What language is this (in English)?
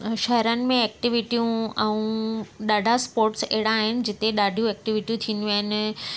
Sindhi